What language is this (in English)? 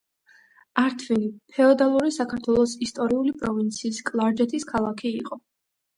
Georgian